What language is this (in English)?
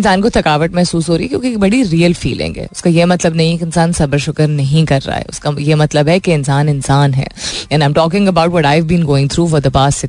Hindi